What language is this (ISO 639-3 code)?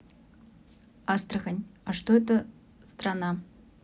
rus